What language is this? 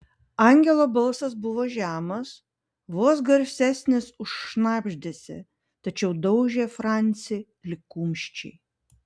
Lithuanian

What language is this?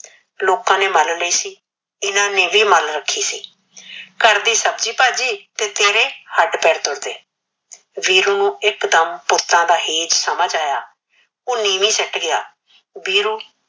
Punjabi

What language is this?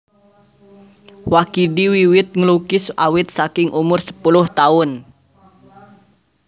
Javanese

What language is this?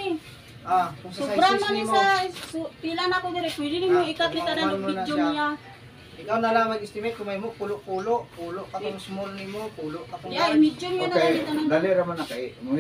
Filipino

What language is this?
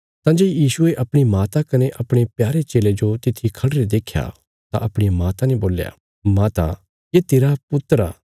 Bilaspuri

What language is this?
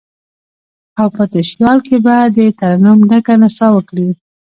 Pashto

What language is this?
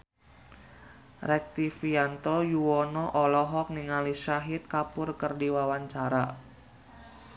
Sundanese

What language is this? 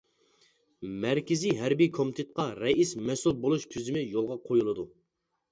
Uyghur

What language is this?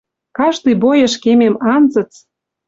Western Mari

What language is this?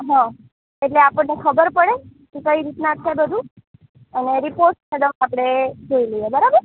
Gujarati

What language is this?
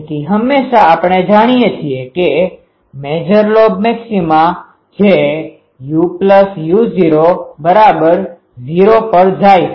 Gujarati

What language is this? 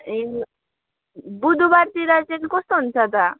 Nepali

